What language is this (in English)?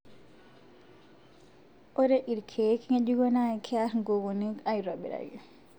Masai